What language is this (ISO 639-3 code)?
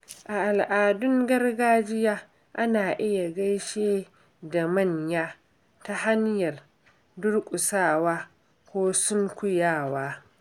hau